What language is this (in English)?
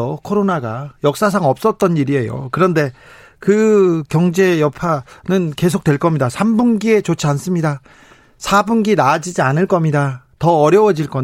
Korean